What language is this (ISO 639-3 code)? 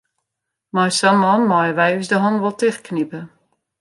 fry